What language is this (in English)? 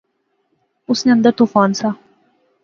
Pahari-Potwari